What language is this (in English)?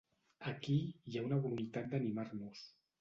Catalan